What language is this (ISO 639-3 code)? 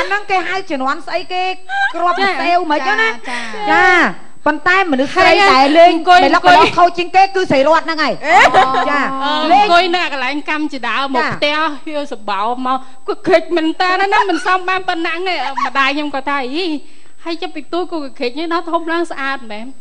tha